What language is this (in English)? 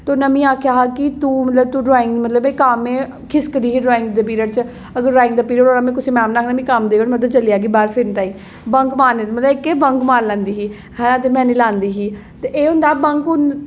Dogri